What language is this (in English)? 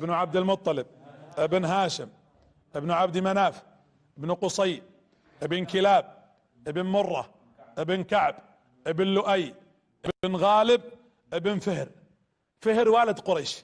Arabic